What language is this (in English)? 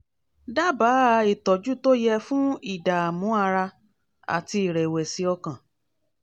Yoruba